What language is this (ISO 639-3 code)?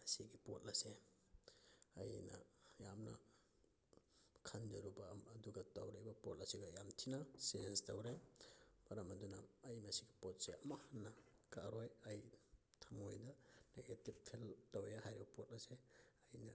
mni